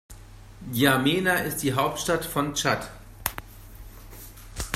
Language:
German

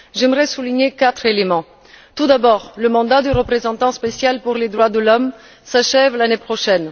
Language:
French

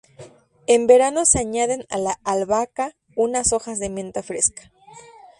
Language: Spanish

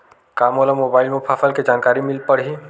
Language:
Chhattisgarhi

